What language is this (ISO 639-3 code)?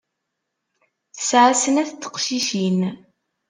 kab